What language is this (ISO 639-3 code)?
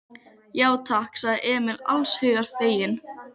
isl